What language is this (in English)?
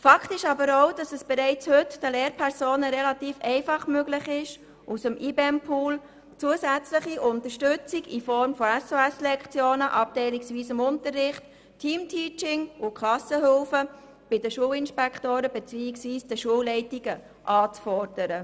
Swiss German